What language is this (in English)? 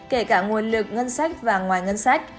Vietnamese